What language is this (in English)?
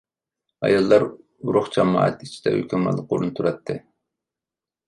Uyghur